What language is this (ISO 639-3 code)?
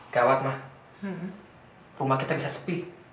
ind